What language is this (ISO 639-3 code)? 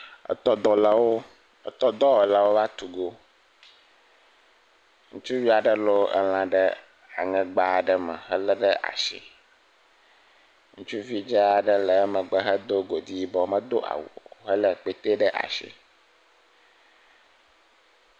ewe